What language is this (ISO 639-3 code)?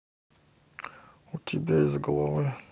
rus